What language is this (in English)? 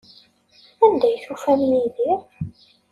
Kabyle